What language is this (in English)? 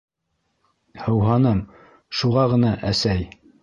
Bashkir